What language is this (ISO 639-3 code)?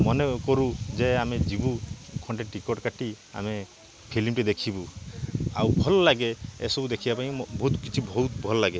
ori